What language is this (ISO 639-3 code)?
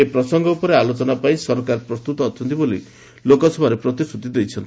ori